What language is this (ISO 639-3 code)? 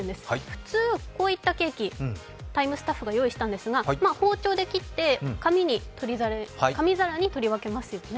jpn